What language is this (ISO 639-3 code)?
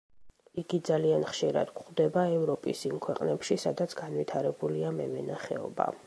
kat